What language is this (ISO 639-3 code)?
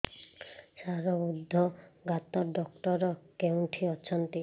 ori